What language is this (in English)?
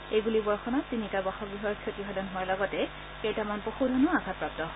Assamese